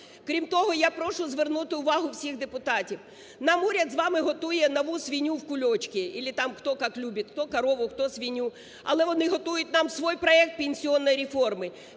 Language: Ukrainian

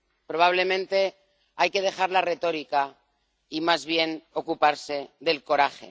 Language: Spanish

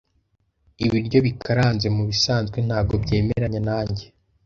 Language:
Kinyarwanda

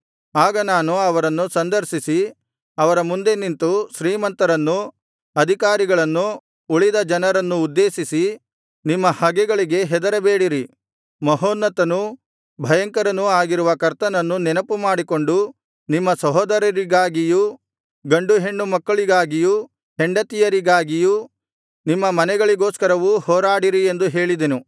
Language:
Kannada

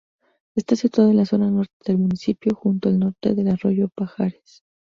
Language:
Spanish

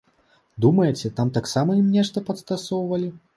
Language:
Belarusian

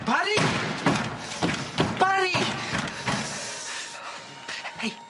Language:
Welsh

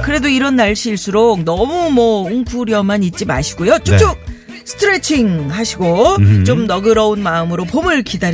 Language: Korean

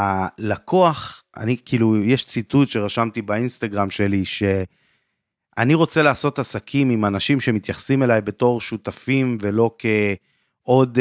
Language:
Hebrew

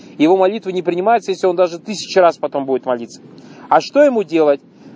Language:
Russian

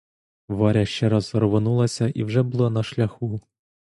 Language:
Ukrainian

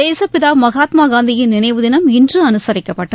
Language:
Tamil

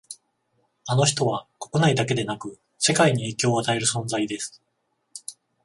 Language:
Japanese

